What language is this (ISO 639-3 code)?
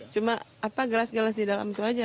ind